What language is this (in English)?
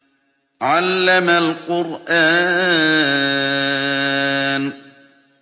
Arabic